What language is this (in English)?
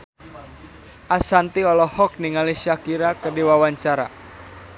Sundanese